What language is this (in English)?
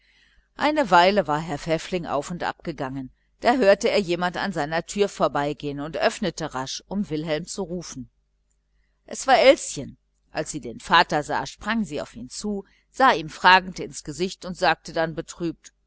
German